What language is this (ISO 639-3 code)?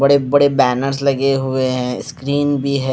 hin